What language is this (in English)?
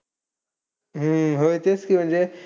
Marathi